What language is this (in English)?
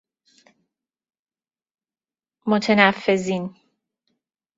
Persian